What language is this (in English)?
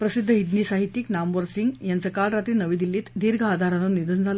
Marathi